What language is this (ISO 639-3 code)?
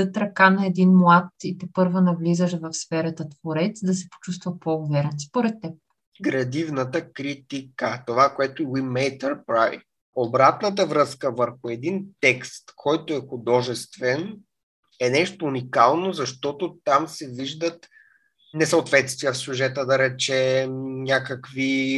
bul